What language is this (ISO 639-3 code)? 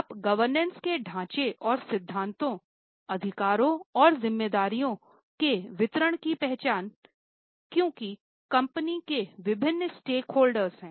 hin